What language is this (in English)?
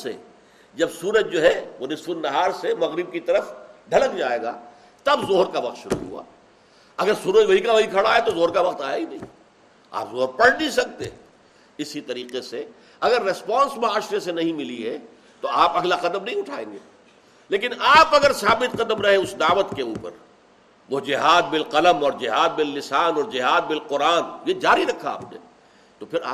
Urdu